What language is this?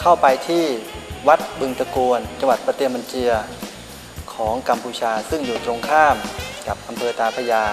Thai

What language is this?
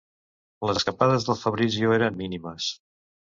Catalan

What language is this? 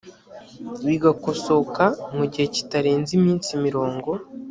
Kinyarwanda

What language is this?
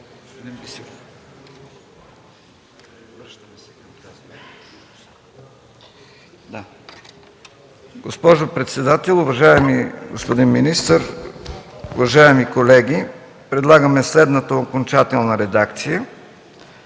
Bulgarian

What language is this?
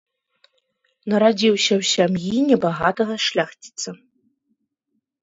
Belarusian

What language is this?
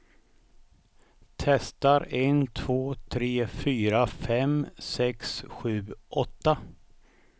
Swedish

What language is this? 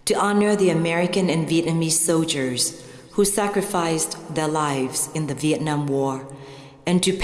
Vietnamese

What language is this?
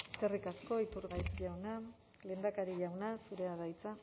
Basque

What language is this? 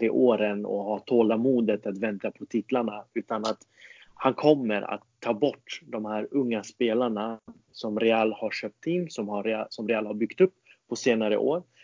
Swedish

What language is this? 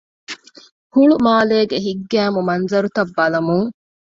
Divehi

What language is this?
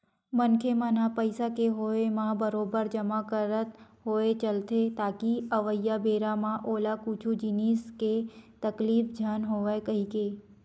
Chhattisgarhi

